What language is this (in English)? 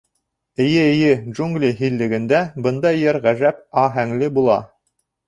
Bashkir